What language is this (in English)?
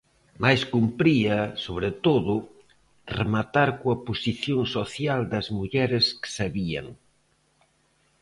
Galician